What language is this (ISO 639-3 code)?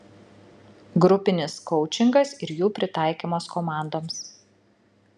lit